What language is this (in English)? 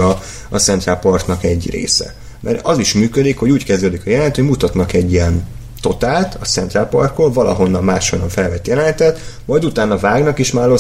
Hungarian